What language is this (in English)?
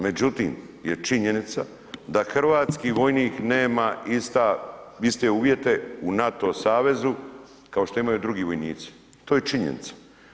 Croatian